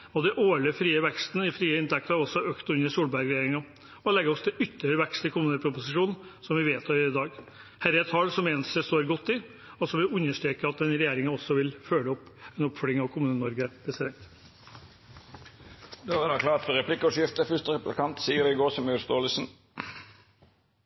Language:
Norwegian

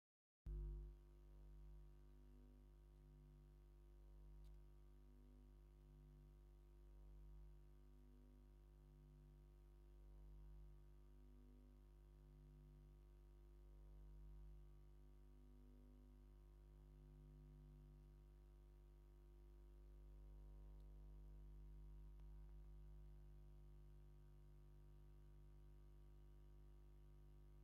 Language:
Tigrinya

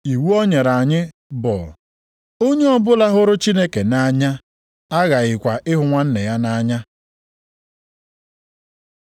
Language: Igbo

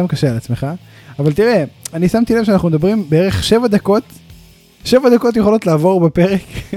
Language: Hebrew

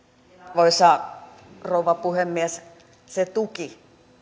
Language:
Finnish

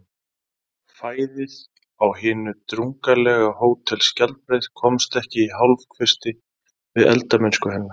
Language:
Icelandic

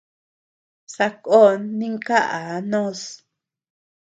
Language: Tepeuxila Cuicatec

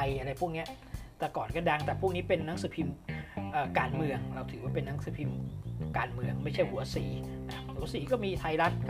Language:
Thai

